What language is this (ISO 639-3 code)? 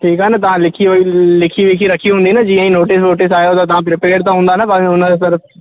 snd